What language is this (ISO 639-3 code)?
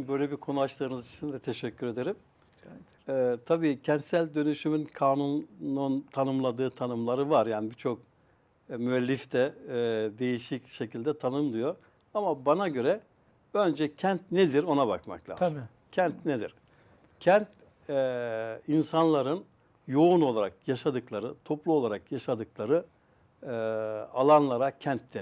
tur